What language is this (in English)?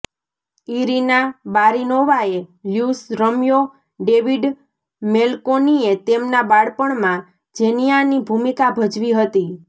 Gujarati